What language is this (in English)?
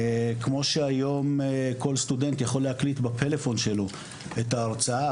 Hebrew